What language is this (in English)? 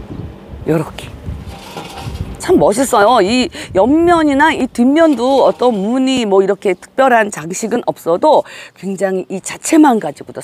Korean